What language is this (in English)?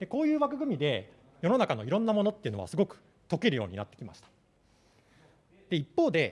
Japanese